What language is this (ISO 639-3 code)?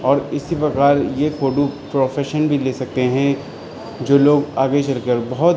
urd